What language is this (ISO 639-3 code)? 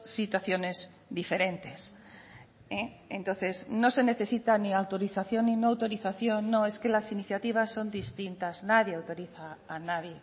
spa